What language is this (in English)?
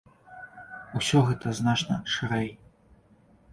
Belarusian